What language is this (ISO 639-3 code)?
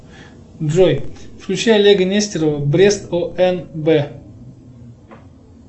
rus